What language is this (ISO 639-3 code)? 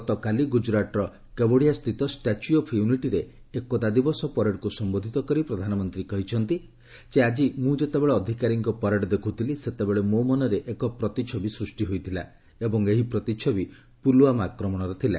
ori